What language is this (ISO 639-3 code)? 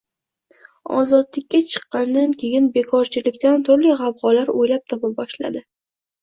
uzb